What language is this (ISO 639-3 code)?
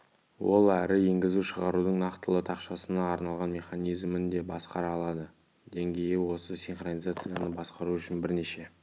kaz